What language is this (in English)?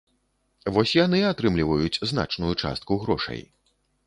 Belarusian